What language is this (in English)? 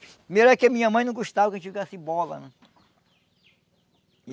Portuguese